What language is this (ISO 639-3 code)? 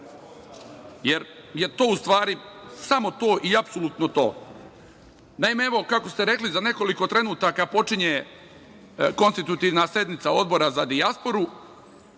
srp